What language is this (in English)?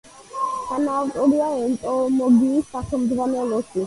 Georgian